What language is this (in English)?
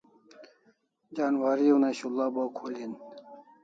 Kalasha